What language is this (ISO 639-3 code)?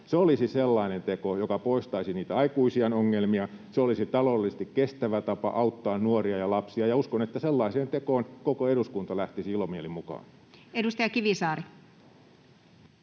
fin